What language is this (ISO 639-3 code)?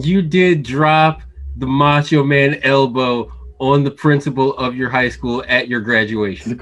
eng